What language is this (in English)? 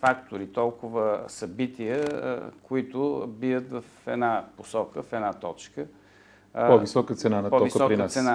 Bulgarian